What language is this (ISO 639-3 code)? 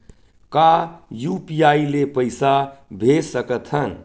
hne